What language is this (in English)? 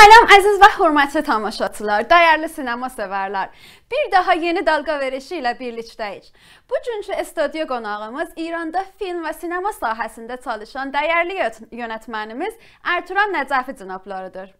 Turkish